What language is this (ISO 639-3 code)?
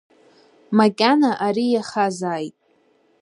abk